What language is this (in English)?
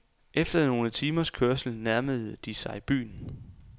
Danish